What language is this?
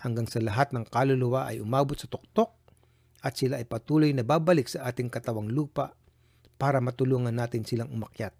Filipino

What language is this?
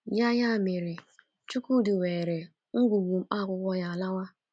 Igbo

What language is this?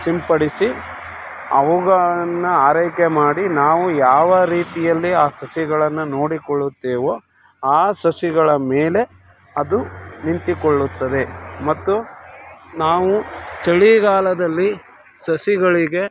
Kannada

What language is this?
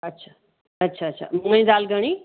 Sindhi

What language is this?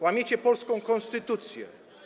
Polish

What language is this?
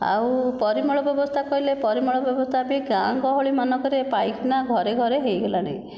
Odia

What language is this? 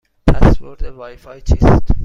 Persian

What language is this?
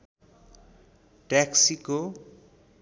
Nepali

